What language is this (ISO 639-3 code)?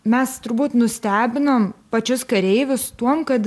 lit